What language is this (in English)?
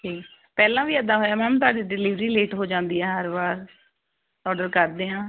Punjabi